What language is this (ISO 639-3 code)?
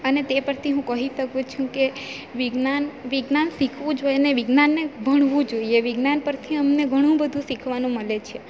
guj